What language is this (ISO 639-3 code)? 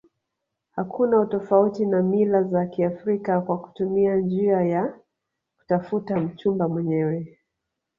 swa